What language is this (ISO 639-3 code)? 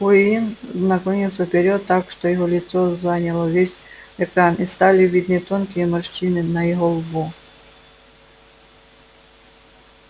rus